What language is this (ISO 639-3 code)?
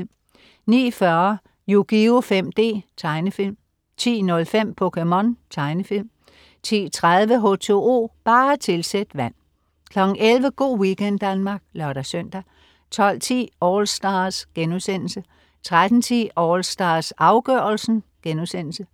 dan